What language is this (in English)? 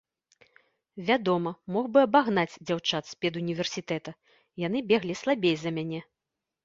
Belarusian